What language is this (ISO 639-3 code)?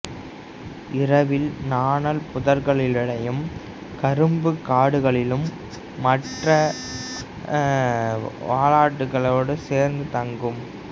tam